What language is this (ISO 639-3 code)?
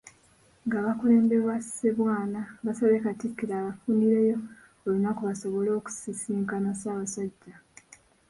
lug